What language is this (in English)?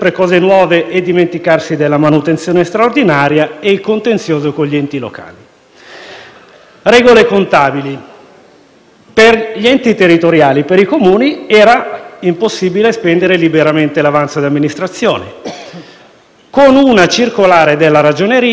Italian